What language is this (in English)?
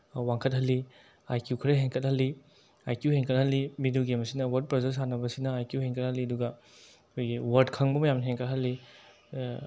Manipuri